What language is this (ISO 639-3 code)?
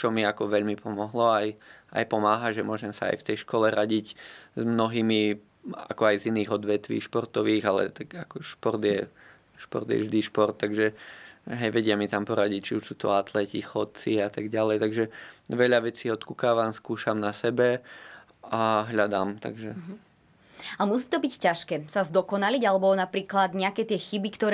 slk